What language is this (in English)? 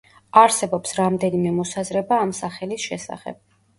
Georgian